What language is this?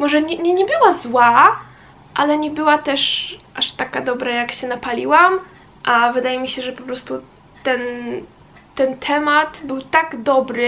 Polish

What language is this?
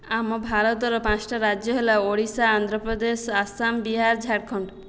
Odia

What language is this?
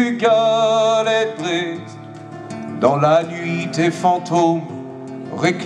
French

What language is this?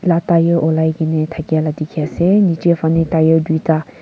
Naga Pidgin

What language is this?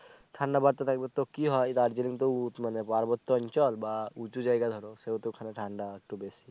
Bangla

